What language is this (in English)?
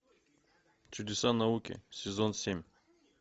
Russian